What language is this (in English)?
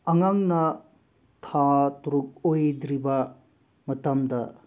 Manipuri